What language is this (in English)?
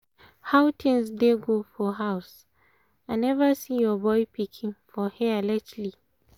Nigerian Pidgin